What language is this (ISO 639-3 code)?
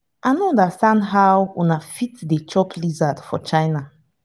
pcm